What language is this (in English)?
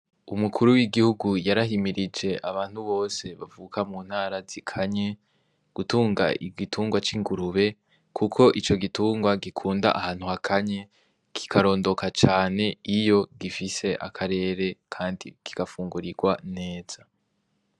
Rundi